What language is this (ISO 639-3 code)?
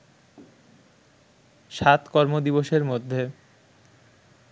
ben